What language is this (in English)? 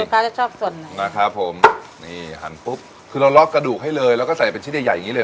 Thai